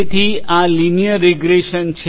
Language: Gujarati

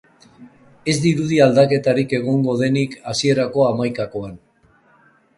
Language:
Basque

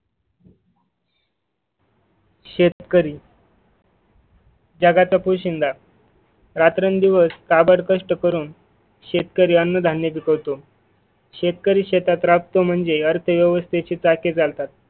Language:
Marathi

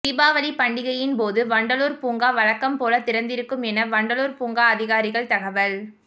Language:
Tamil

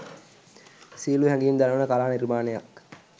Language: Sinhala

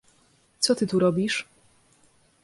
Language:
Polish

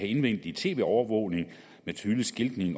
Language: Danish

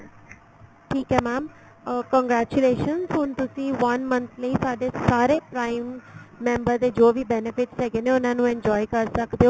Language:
Punjabi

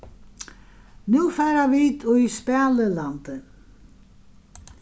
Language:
Faroese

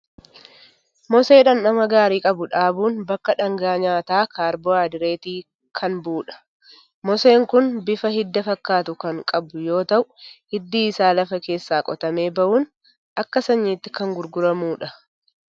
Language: Oromo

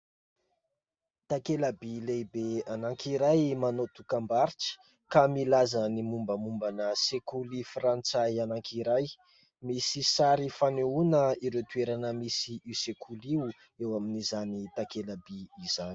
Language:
Malagasy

